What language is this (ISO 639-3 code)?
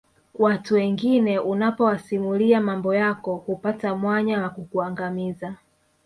swa